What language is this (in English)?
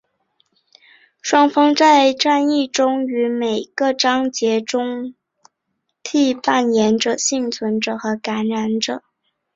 Chinese